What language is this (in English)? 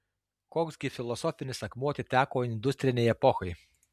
Lithuanian